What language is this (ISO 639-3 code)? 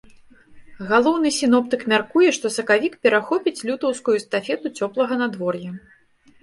bel